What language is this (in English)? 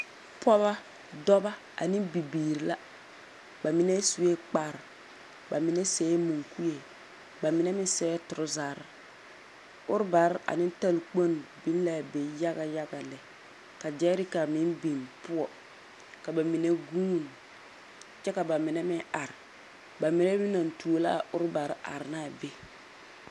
Southern Dagaare